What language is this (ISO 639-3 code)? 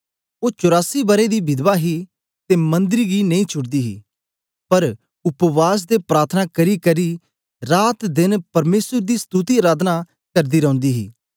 doi